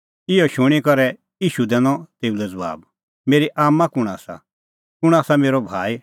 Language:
Kullu Pahari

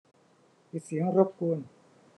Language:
Thai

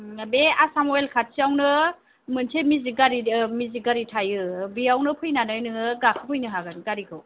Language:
Bodo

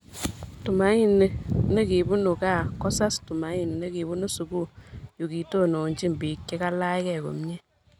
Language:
Kalenjin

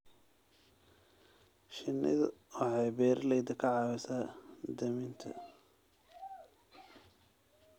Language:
Somali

